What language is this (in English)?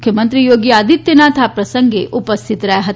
Gujarati